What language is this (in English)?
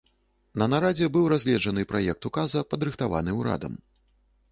Belarusian